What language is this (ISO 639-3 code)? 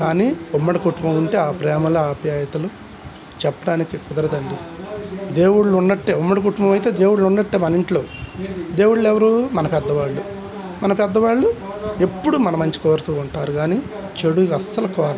tel